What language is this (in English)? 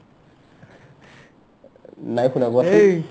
Assamese